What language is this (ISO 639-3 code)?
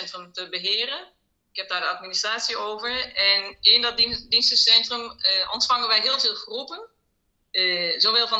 nld